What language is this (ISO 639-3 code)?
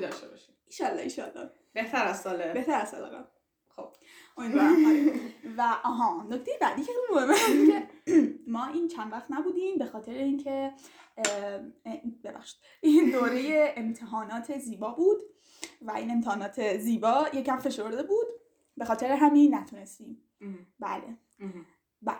fas